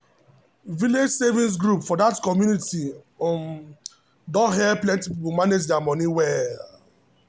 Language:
Nigerian Pidgin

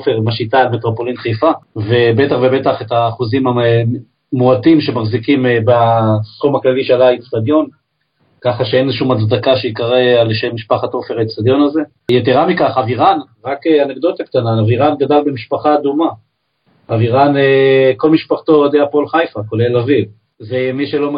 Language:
Hebrew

